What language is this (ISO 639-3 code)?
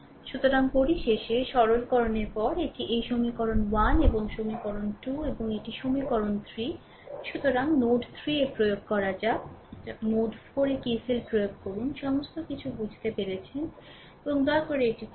ben